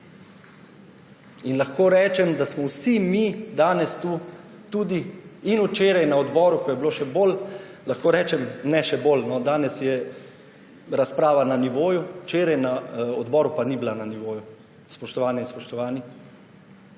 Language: Slovenian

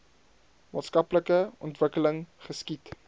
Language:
Afrikaans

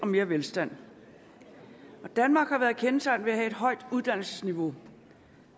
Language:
Danish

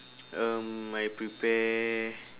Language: English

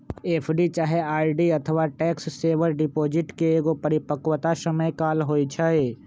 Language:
Magahi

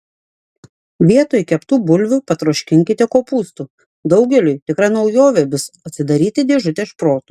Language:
Lithuanian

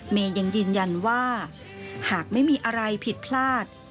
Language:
Thai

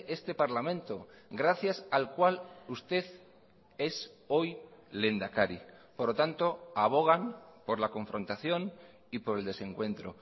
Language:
Spanish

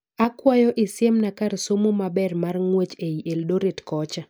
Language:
Luo (Kenya and Tanzania)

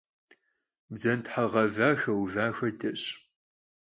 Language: Kabardian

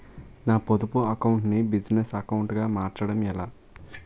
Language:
Telugu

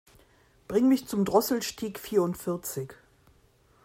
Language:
German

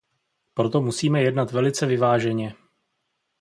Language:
Czech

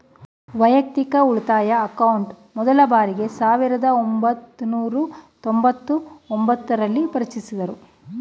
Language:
Kannada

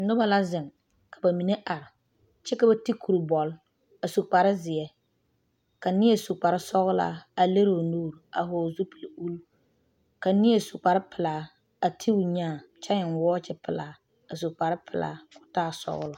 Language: Southern Dagaare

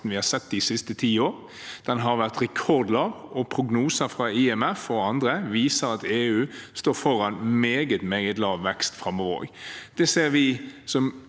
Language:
Norwegian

